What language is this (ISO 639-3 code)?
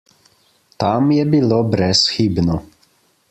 slv